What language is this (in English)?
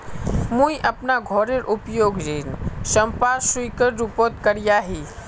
Magahi